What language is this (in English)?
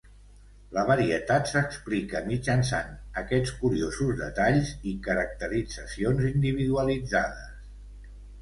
Catalan